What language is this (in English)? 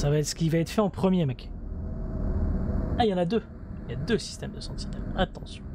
French